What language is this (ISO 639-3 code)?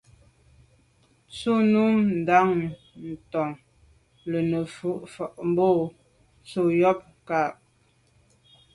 byv